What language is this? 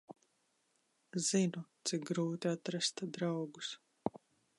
Latvian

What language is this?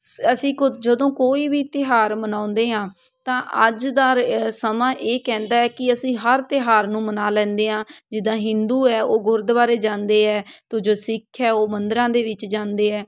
Punjabi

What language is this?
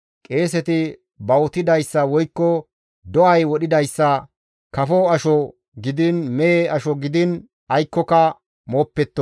Gamo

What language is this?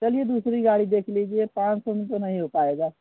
Hindi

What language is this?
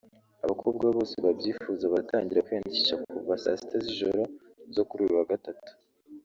Kinyarwanda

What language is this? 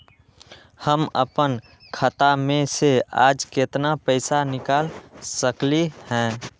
Magahi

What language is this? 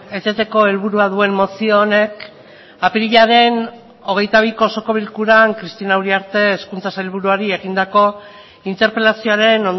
Basque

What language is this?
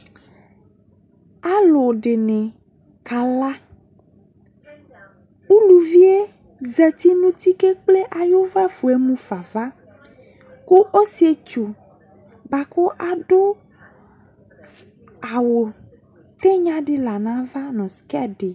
Ikposo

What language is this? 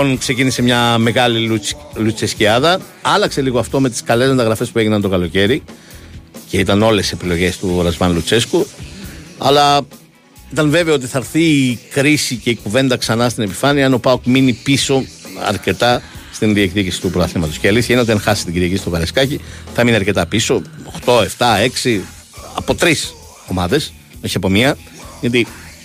Greek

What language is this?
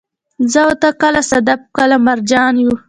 Pashto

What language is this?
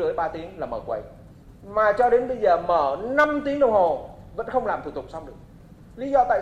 Vietnamese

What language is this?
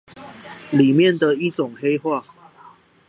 Chinese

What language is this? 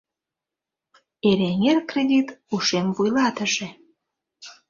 Mari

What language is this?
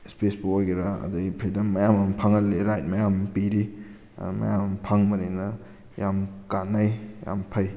Manipuri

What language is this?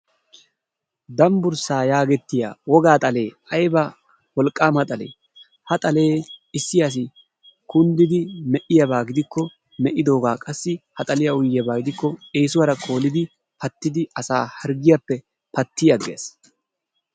Wolaytta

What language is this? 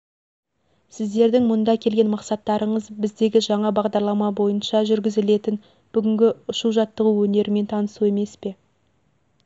Kazakh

